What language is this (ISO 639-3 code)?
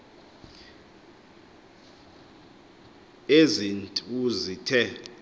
xho